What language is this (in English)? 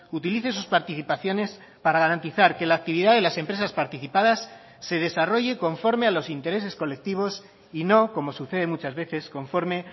Spanish